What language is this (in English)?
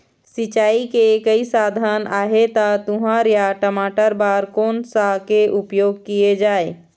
Chhattisgarhi